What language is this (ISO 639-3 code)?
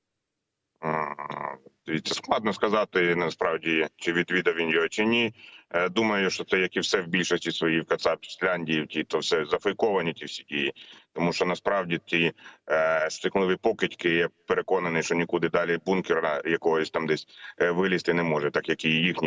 ukr